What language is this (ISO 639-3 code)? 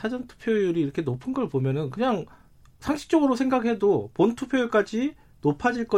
kor